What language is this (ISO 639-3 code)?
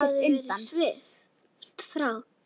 isl